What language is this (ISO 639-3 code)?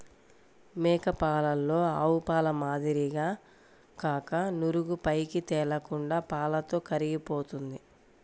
tel